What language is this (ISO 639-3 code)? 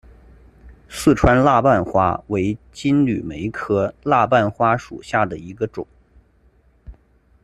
zho